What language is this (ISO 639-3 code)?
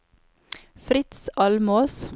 nor